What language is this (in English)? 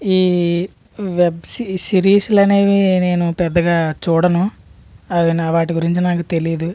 Telugu